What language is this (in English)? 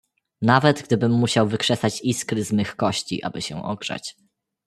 Polish